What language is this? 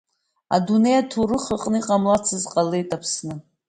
Abkhazian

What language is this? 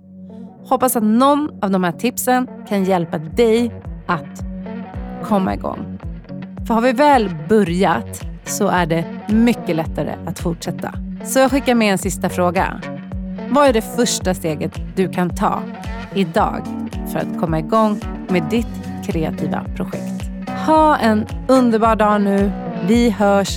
Swedish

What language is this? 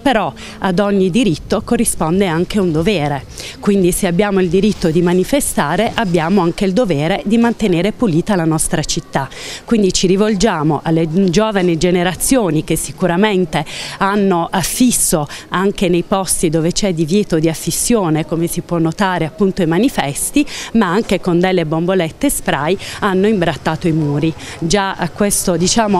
Italian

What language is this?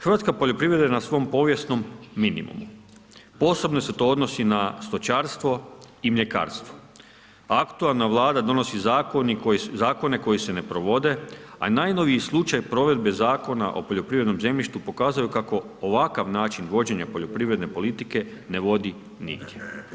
Croatian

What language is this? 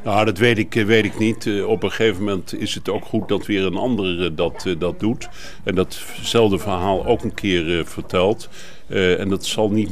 Dutch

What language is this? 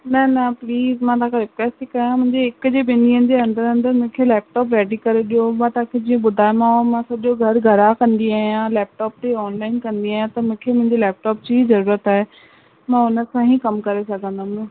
Sindhi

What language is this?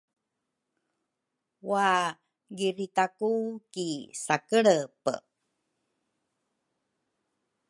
Rukai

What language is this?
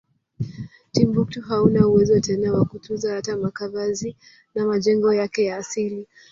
Swahili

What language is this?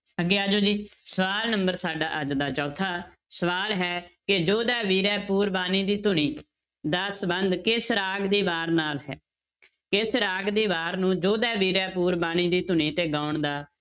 Punjabi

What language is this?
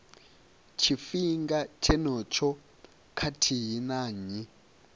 Venda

